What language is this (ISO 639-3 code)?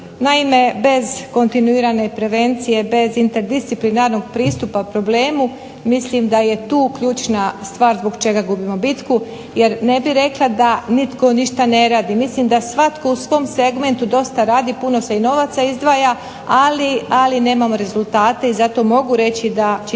hrv